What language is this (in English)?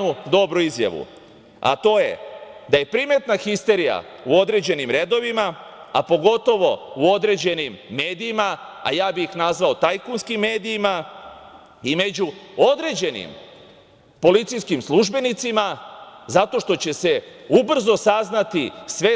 Serbian